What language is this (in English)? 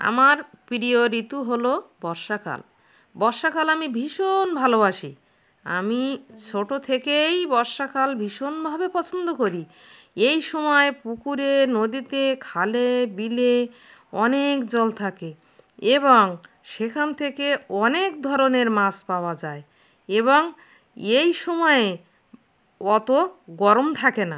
Bangla